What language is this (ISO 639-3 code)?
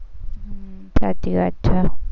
guj